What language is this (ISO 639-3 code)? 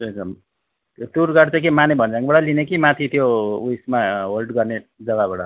nep